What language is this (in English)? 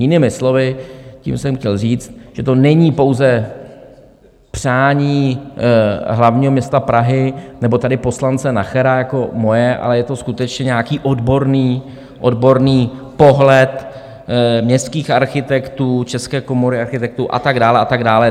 Czech